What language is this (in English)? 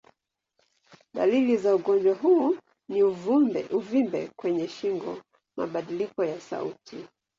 Swahili